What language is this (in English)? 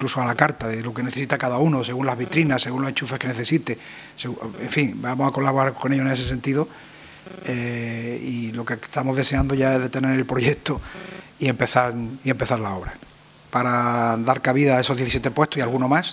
Spanish